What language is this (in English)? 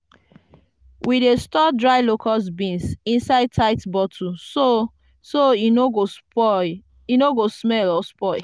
Nigerian Pidgin